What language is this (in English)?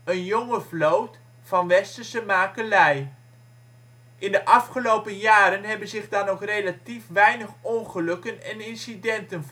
Dutch